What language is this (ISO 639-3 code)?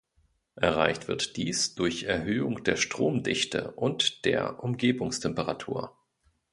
deu